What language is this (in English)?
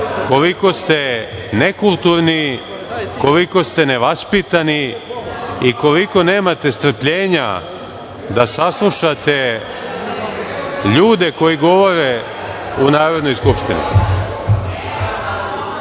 Serbian